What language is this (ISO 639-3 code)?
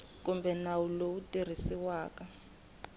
tso